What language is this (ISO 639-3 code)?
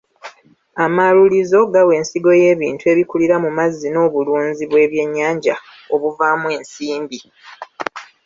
lug